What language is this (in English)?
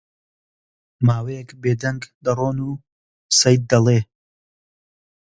Central Kurdish